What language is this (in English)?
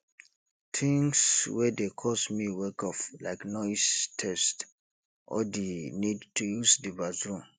Nigerian Pidgin